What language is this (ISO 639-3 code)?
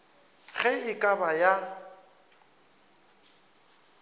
nso